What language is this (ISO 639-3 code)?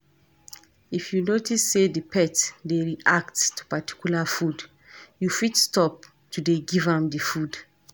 pcm